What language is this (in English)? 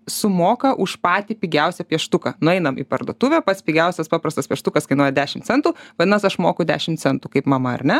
Lithuanian